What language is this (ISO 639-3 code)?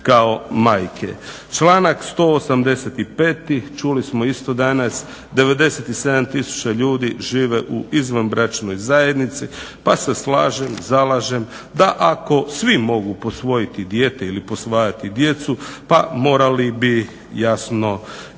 hrv